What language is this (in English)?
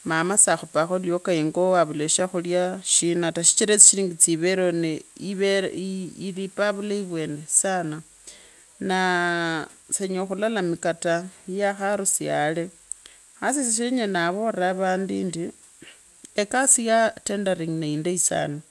Kabras